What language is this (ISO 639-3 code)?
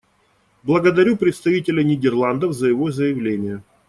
rus